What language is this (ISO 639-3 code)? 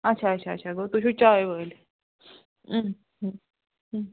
kas